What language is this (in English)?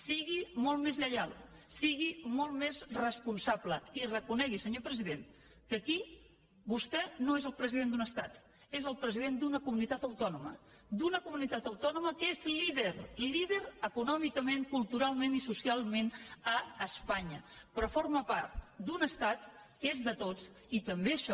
Catalan